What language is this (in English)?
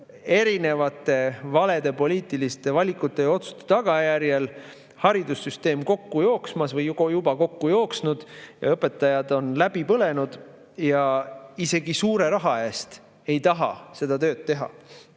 Estonian